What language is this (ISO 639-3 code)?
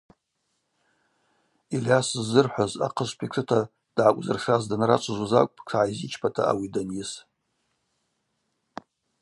abq